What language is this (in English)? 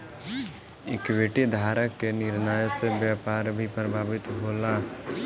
Bhojpuri